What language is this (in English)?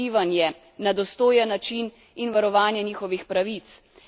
Slovenian